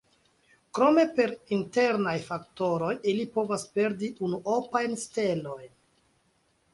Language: Esperanto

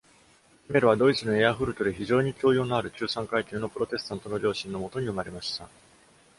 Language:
Japanese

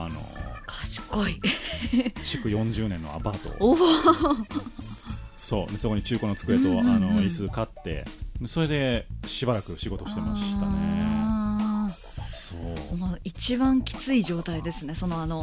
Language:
Japanese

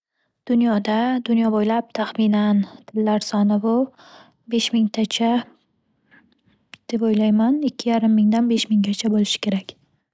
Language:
Uzbek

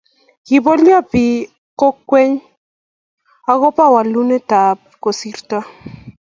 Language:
Kalenjin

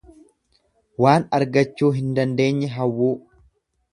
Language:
Oromo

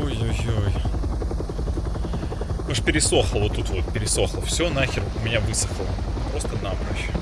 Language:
Russian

